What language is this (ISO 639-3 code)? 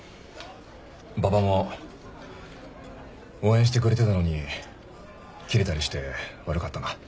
jpn